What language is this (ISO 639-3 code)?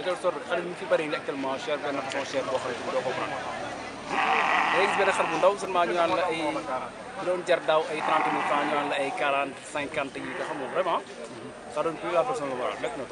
ara